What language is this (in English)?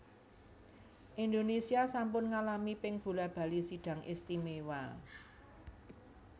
Javanese